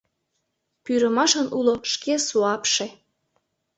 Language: Mari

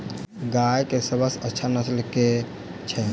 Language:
Maithili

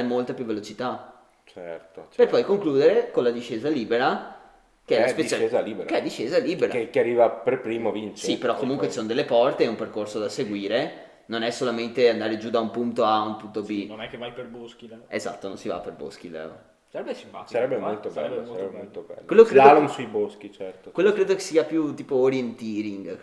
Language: Italian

